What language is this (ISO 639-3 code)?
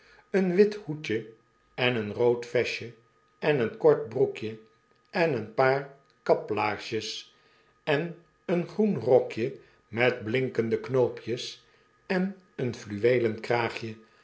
nld